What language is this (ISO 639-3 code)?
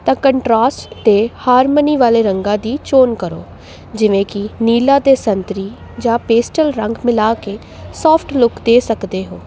pan